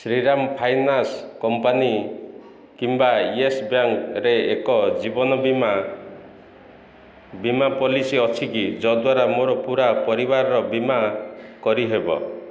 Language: Odia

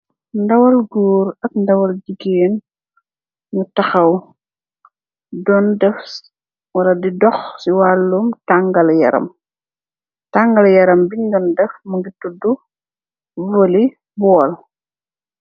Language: Wolof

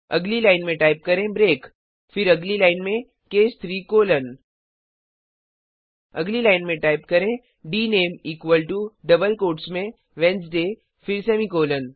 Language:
Hindi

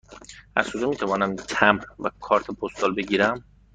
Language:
Persian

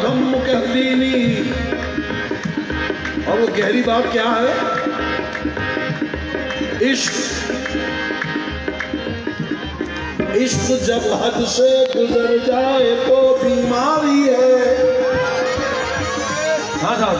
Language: Arabic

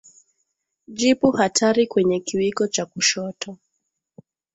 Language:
Swahili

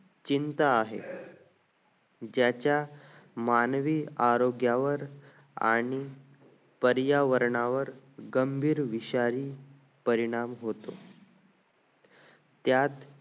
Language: Marathi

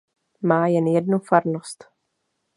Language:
Czech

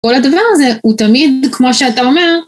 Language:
Hebrew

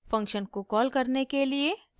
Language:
Hindi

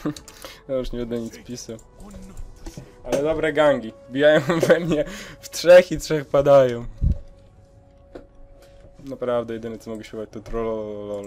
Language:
Polish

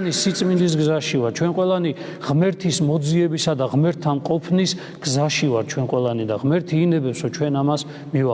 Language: Turkish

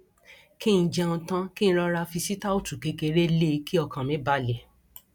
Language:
Yoruba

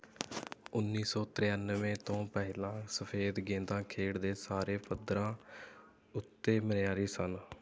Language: Punjabi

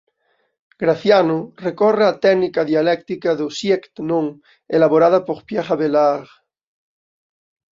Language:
Galician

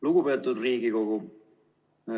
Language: Estonian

